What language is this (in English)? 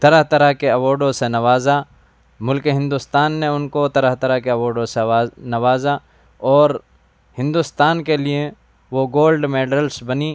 Urdu